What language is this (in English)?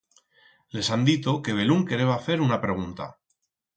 Aragonese